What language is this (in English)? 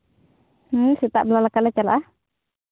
Santali